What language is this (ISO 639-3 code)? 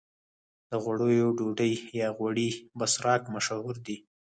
pus